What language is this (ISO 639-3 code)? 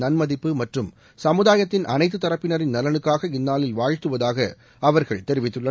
tam